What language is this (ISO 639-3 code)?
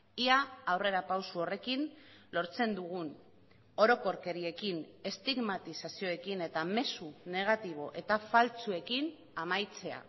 eus